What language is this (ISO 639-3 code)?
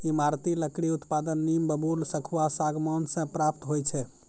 mai